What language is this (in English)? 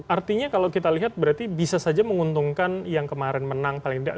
Indonesian